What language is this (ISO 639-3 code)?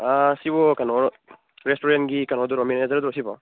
mni